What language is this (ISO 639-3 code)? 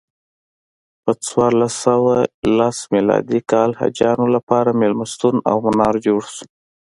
pus